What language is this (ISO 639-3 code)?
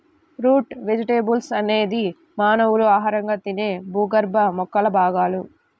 tel